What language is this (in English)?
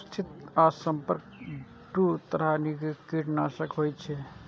Maithili